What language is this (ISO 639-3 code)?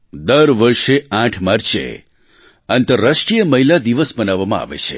guj